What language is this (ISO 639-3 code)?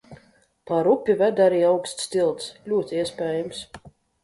lav